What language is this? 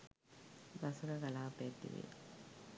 Sinhala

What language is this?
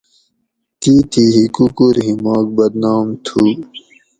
Gawri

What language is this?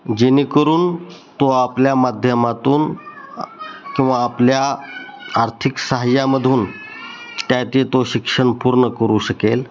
Marathi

